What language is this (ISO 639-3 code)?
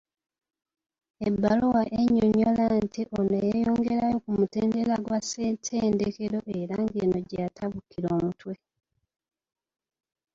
lug